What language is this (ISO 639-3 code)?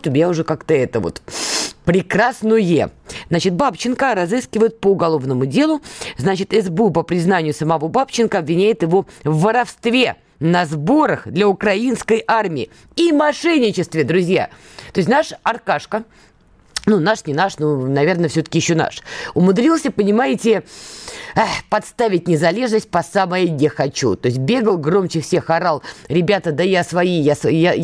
rus